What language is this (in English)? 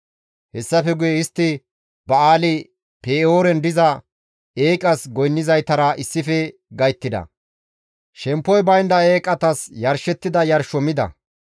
Gamo